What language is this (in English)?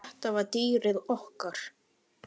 Icelandic